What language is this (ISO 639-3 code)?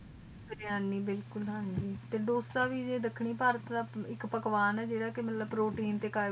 pan